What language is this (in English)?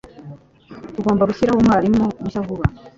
Kinyarwanda